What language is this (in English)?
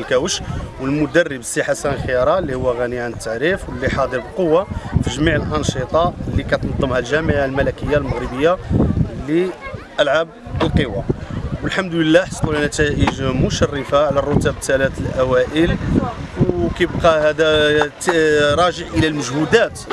Arabic